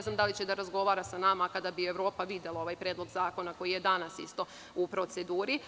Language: Serbian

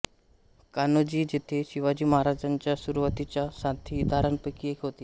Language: Marathi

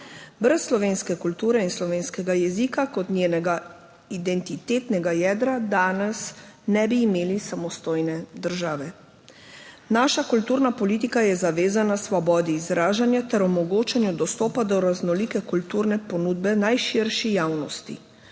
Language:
Slovenian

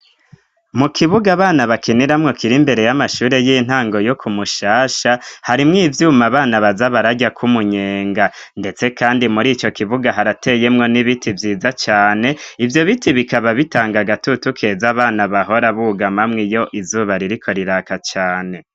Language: Rundi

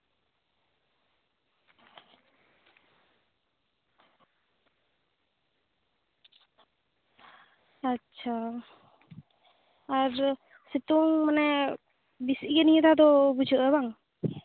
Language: Santali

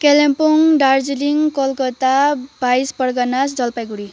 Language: Nepali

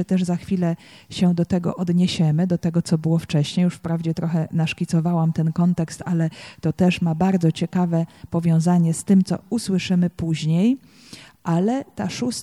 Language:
Polish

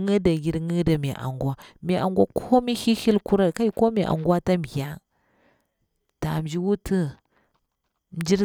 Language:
Bura-Pabir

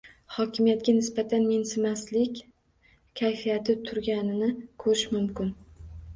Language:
Uzbek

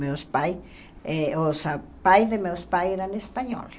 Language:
Portuguese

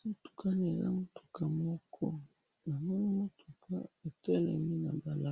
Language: Lingala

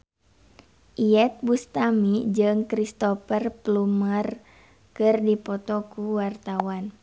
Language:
Sundanese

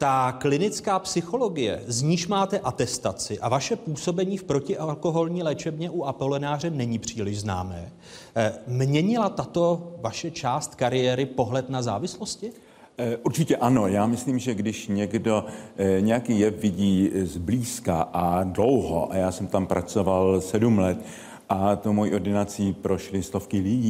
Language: Czech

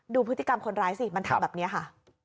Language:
Thai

